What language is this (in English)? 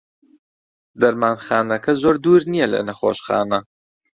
Central Kurdish